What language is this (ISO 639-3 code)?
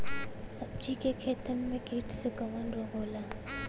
bho